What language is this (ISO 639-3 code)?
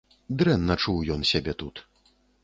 bel